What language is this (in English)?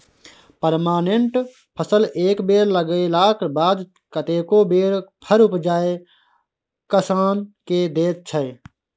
Maithili